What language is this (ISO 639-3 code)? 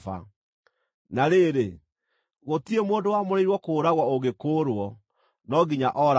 kik